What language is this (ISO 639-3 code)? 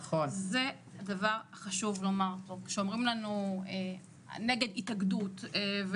heb